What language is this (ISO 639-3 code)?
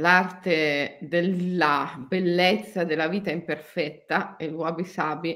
ita